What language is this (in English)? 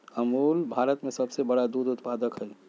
Magahi